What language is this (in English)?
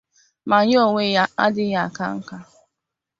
Igbo